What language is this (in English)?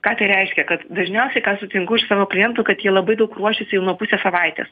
Lithuanian